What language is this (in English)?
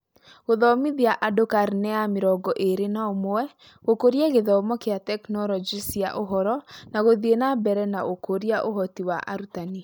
Kikuyu